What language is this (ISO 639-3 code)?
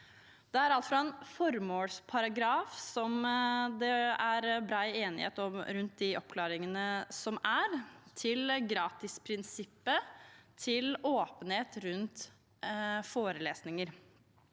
nor